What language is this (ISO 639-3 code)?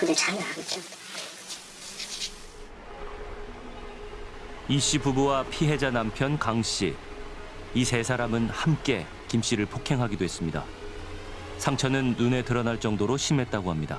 kor